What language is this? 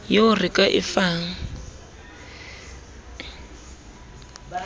Southern Sotho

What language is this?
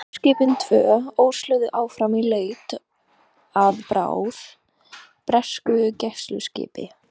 Icelandic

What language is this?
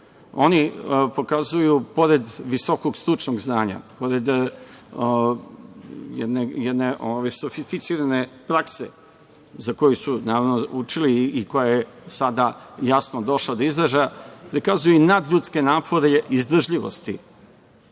Serbian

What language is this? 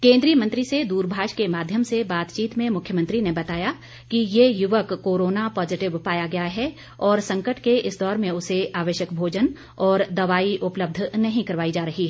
Hindi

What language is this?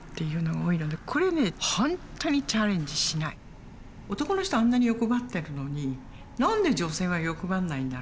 Japanese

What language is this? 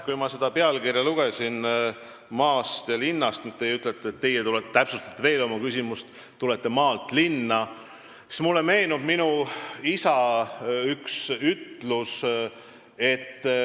Estonian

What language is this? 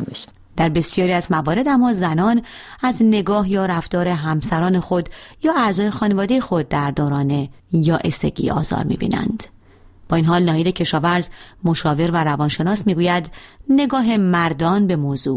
Persian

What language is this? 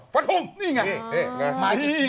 Thai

